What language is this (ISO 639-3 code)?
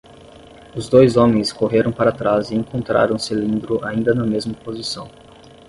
por